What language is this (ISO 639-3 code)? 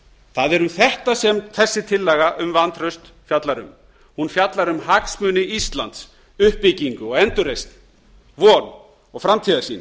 isl